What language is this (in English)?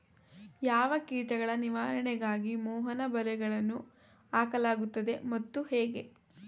Kannada